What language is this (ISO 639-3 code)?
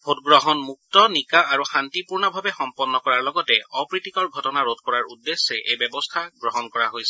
asm